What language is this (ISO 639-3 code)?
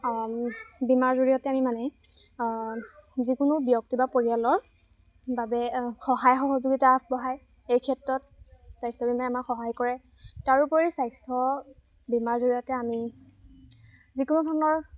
asm